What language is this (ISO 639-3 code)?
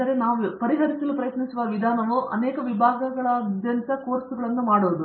kan